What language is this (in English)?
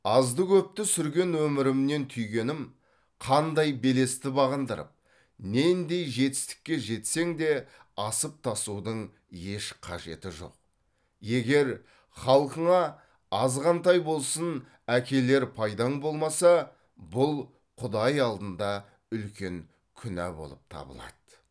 Kazakh